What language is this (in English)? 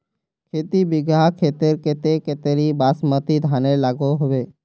Magahi